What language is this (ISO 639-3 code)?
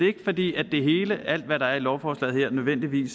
dan